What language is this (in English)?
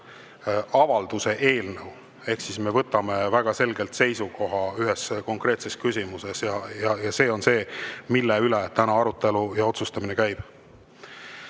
Estonian